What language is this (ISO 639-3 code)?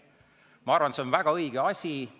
est